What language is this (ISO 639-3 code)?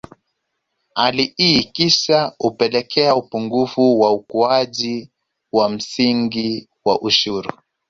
swa